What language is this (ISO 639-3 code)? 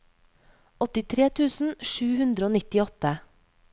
nor